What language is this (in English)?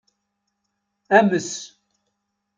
Kabyle